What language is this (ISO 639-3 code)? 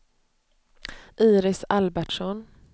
swe